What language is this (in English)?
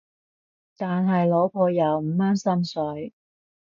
Cantonese